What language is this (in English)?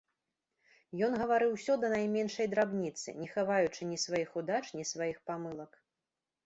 Belarusian